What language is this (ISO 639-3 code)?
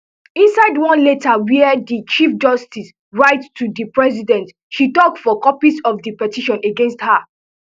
pcm